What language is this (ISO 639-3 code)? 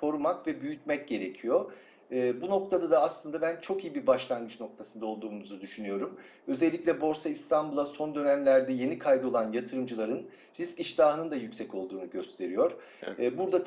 tur